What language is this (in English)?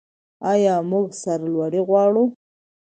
Pashto